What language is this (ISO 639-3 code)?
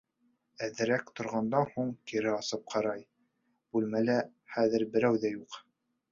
bak